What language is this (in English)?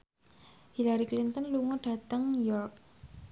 Javanese